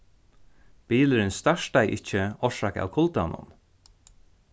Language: Faroese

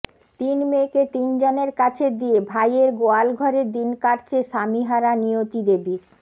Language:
Bangla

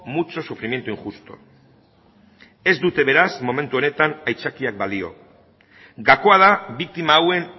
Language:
Basque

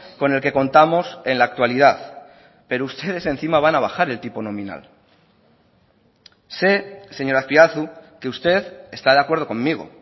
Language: Spanish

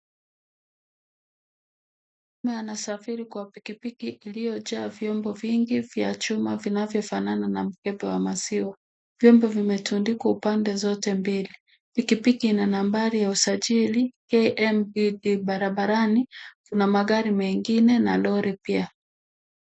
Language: Swahili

